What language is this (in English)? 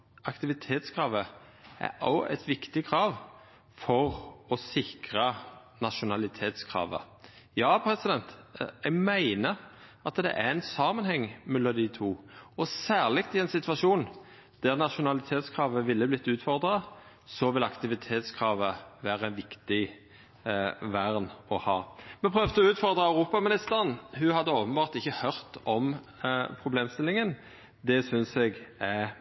Norwegian Nynorsk